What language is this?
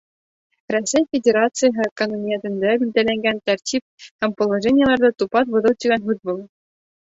Bashkir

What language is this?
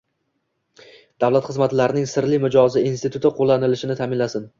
Uzbek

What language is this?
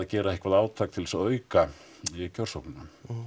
Icelandic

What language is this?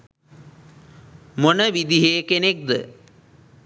Sinhala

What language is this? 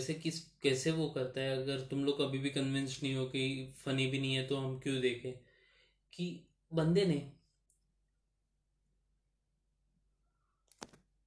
Hindi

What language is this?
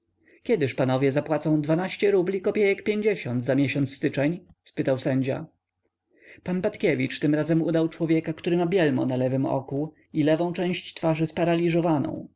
Polish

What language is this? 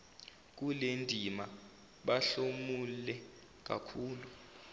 Zulu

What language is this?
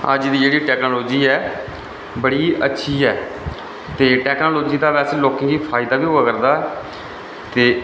Dogri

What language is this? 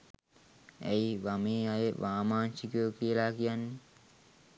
Sinhala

